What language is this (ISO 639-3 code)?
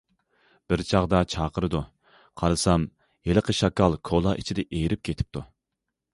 uig